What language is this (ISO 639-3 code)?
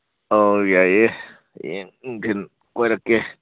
mni